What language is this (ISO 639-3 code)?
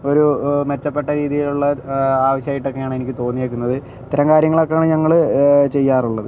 mal